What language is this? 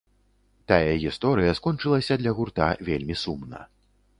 Belarusian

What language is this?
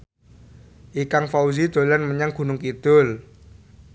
Javanese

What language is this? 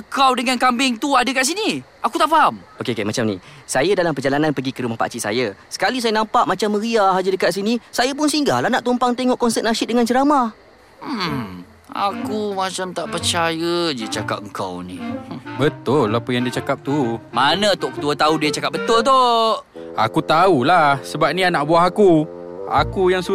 Malay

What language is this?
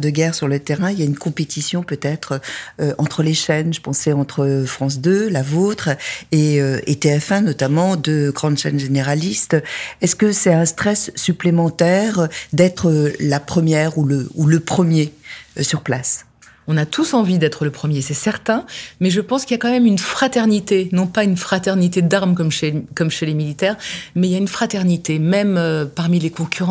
French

